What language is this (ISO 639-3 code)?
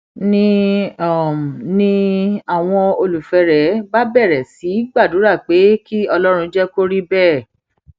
yor